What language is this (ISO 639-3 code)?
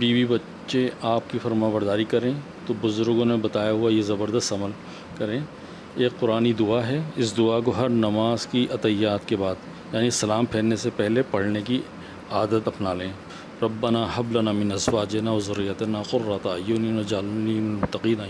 urd